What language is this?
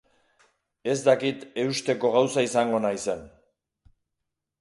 Basque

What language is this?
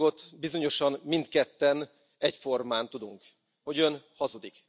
Hungarian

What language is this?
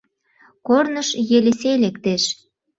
Mari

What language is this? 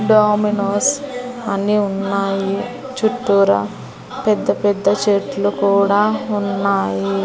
Telugu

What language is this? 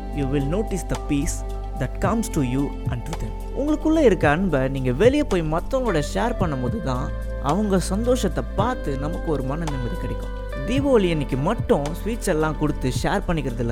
Tamil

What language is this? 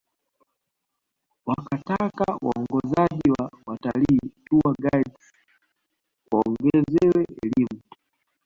Swahili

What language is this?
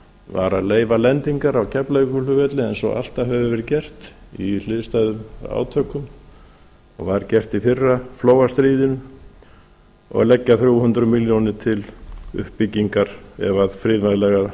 Icelandic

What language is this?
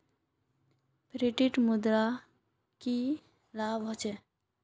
Magahi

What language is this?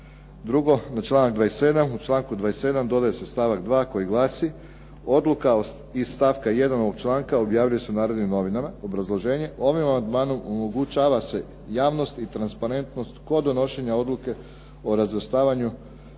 Croatian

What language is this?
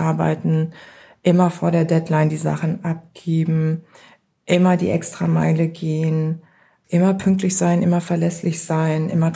German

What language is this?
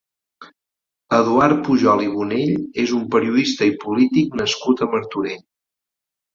Catalan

